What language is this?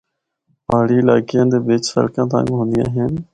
Northern Hindko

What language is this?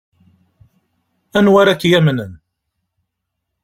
Kabyle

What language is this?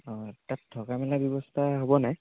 Assamese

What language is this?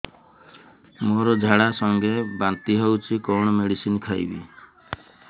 Odia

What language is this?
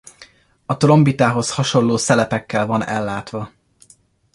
Hungarian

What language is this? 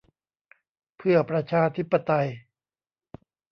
Thai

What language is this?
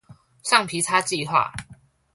Chinese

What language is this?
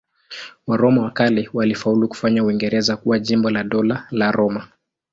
Swahili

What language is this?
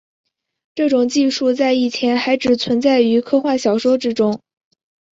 Chinese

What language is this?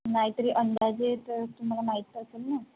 Marathi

